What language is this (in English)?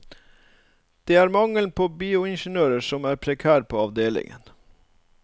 Norwegian